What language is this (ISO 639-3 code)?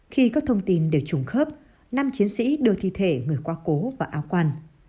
vie